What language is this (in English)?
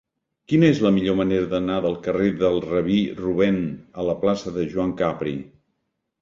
Catalan